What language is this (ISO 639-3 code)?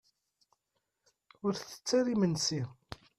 kab